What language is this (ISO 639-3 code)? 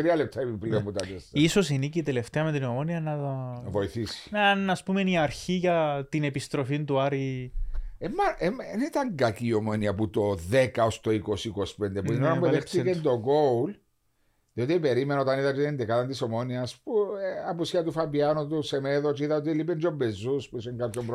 ell